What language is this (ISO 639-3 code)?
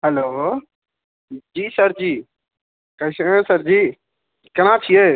mai